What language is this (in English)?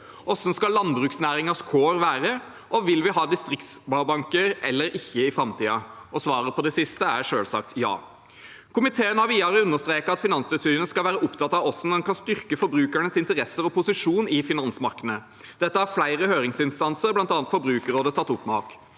Norwegian